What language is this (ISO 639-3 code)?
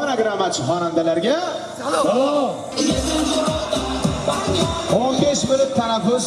tur